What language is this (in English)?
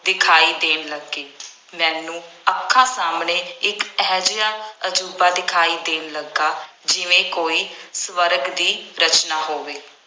Punjabi